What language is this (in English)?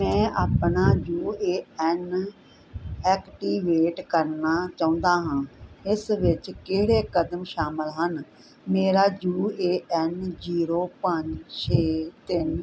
Punjabi